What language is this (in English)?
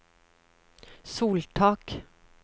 Norwegian